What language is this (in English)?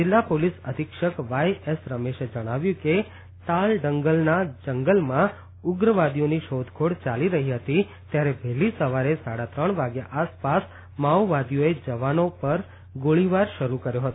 Gujarati